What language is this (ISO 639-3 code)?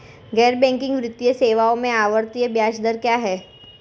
hin